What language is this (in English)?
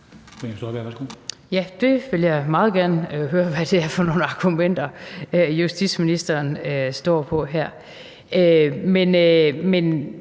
Danish